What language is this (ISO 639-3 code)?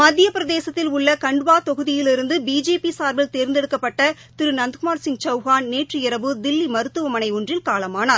tam